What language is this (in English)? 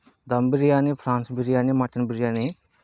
Telugu